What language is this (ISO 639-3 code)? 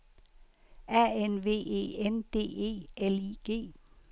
dan